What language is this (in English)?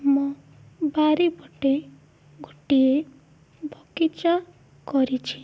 Odia